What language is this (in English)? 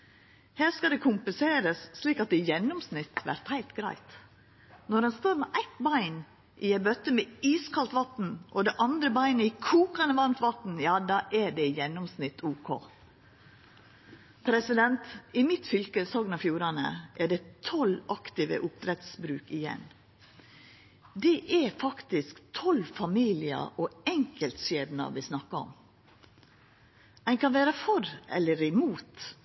Norwegian Nynorsk